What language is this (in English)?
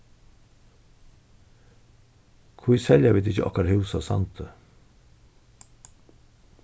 Faroese